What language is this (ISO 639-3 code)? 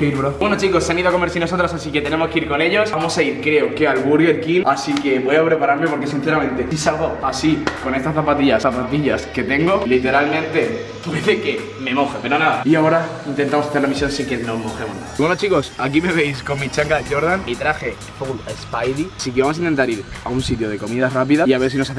spa